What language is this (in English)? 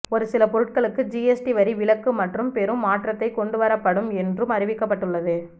Tamil